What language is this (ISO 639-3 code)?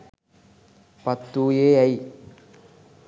sin